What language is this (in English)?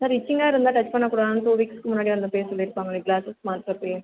Tamil